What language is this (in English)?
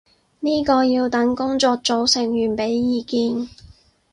Cantonese